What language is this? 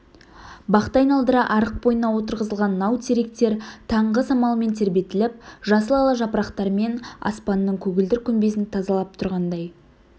Kazakh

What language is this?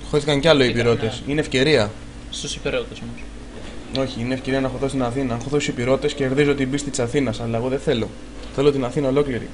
Greek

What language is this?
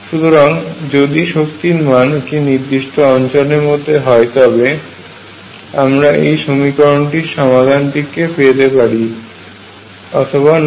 Bangla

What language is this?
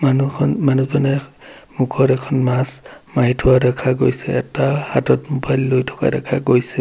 Assamese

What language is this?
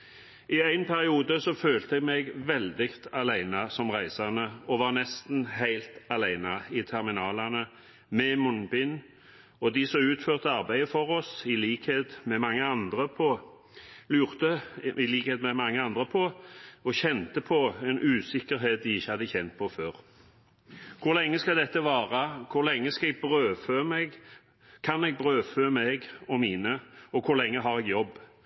Norwegian Bokmål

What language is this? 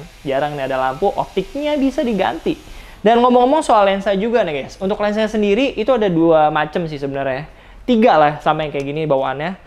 Indonesian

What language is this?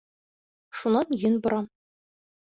Bashkir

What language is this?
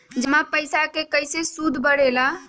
Magahi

